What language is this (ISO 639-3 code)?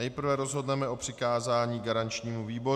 ces